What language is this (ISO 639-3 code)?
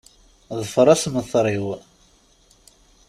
kab